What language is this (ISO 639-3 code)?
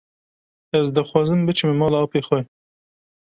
kur